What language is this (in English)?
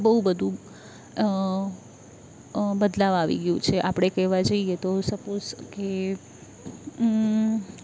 Gujarati